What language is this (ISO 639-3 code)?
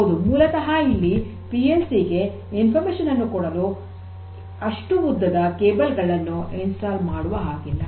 kan